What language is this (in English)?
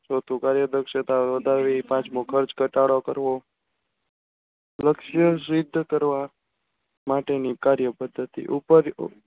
Gujarati